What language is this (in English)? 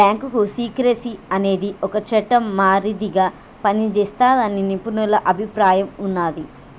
Telugu